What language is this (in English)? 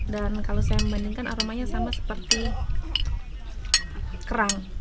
Indonesian